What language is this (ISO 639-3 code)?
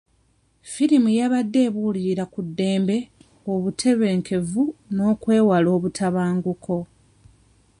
lug